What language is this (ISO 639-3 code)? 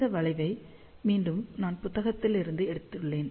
tam